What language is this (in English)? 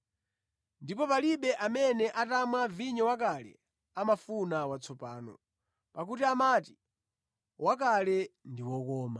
Nyanja